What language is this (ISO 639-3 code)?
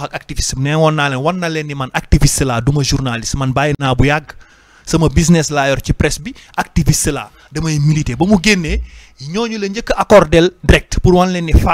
ind